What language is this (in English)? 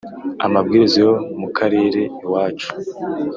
Kinyarwanda